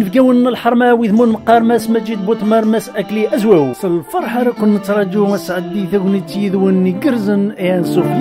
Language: Arabic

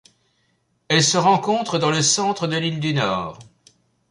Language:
French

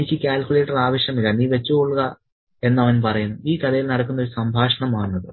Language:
Malayalam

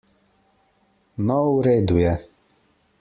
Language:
Slovenian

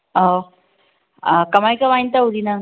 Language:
Manipuri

